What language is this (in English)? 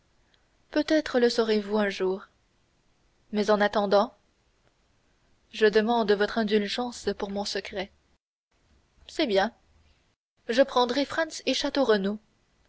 French